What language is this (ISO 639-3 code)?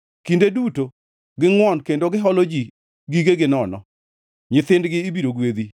luo